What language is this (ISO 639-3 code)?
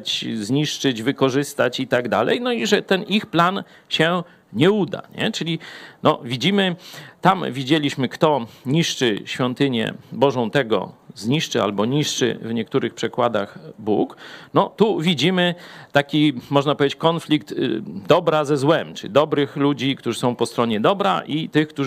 pol